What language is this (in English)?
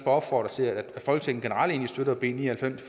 Danish